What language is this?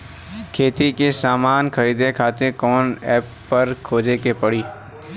Bhojpuri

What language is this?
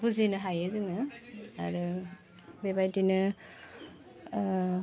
Bodo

